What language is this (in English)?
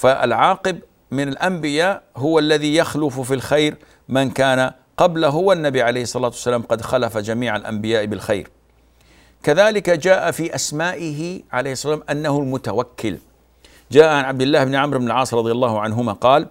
Arabic